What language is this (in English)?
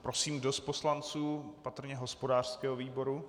Czech